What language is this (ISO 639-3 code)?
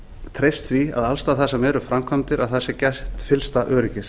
isl